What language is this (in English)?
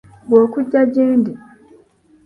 Ganda